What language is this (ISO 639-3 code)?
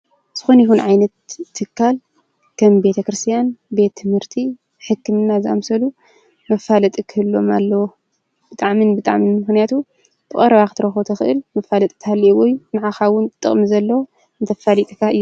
tir